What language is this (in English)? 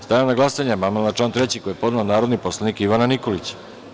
Serbian